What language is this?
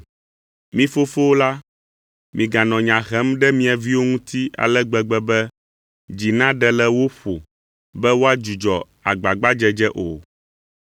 Ewe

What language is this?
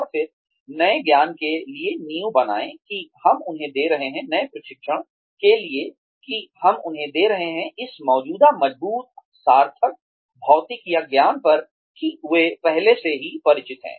Hindi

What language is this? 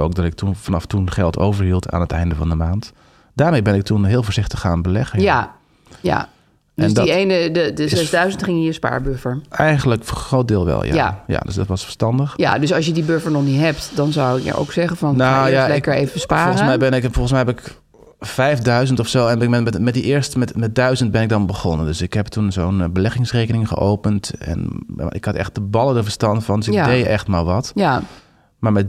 Dutch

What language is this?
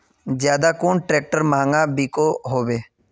Magahi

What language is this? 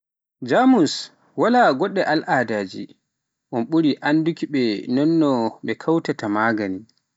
Pular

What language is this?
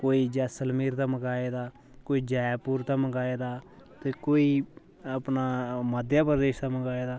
Dogri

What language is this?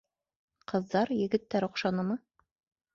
Bashkir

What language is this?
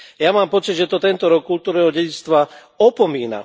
Slovak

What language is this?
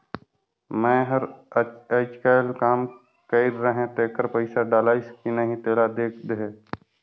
Chhattisgarhi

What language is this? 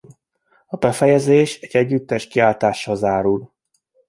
Hungarian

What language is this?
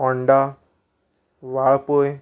Konkani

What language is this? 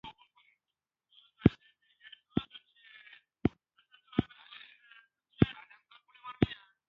Pashto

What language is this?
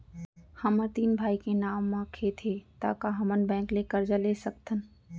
Chhattisgarhi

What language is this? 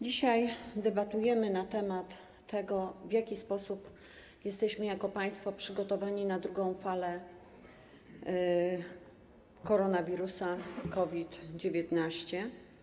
Polish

